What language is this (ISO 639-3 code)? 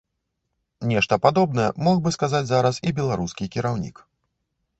bel